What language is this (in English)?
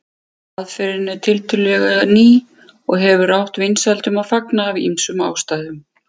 Icelandic